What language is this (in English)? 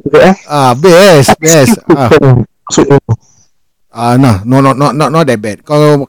Malay